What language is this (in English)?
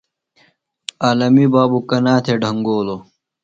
Phalura